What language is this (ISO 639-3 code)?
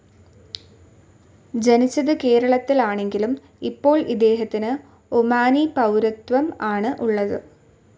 mal